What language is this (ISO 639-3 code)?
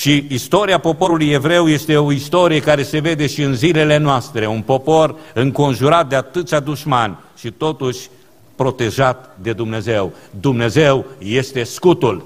ron